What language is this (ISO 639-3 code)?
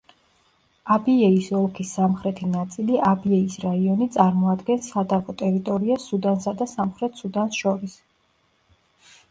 kat